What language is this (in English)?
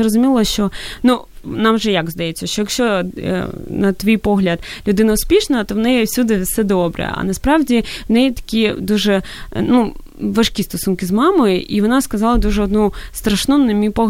Ukrainian